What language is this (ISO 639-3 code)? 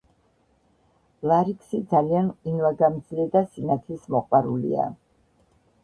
kat